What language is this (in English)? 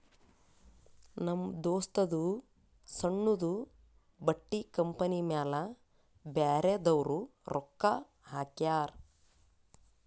Kannada